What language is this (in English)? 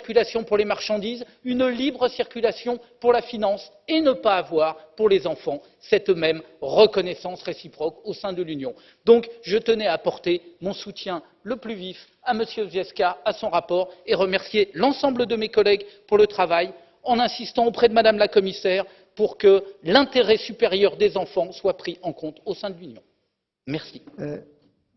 French